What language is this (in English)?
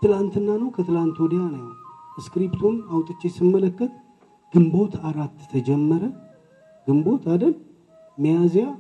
Amharic